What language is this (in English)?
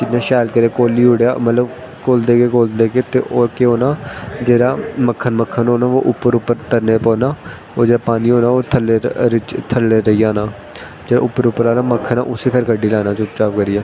Dogri